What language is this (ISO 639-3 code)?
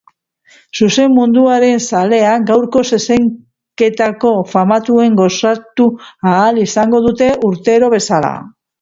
eus